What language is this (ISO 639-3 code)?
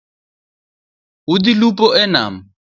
luo